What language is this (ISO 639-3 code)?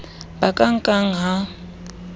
sot